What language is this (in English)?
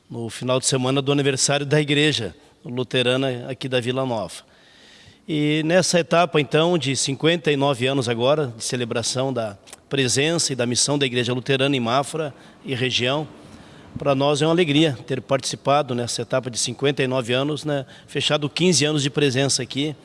Portuguese